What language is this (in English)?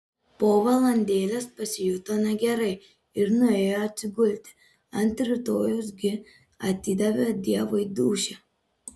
Lithuanian